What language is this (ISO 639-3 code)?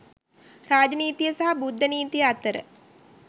sin